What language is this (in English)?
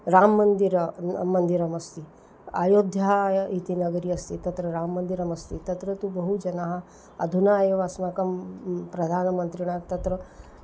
Sanskrit